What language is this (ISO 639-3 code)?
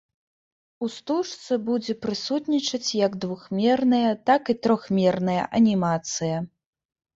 bel